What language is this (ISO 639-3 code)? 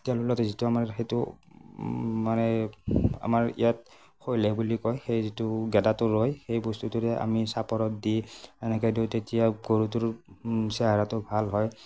asm